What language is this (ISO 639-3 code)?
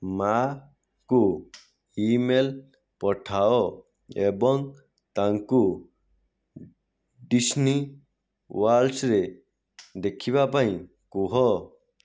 ori